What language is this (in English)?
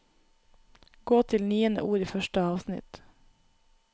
Norwegian